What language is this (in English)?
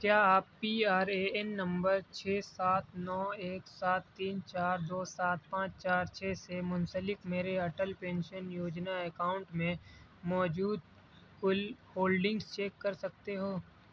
Urdu